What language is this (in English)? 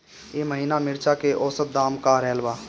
Bhojpuri